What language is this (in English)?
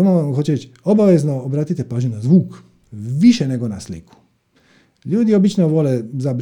Croatian